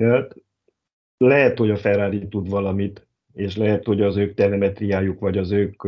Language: Hungarian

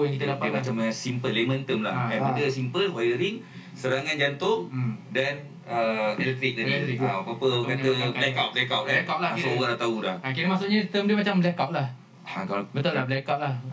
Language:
Malay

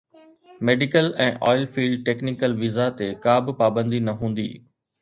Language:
Sindhi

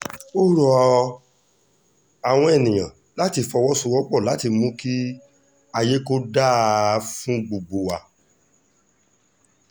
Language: Yoruba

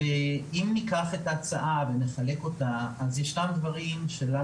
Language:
Hebrew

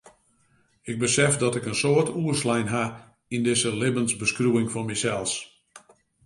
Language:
Western Frisian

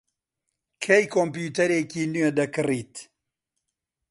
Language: Central Kurdish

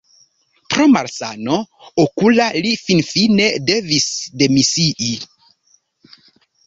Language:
Esperanto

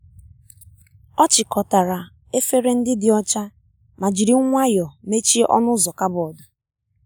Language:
Igbo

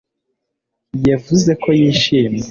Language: Kinyarwanda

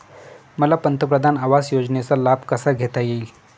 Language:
Marathi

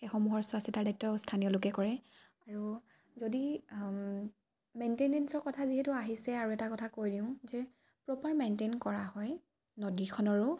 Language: Assamese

